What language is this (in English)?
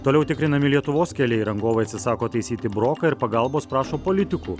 Lithuanian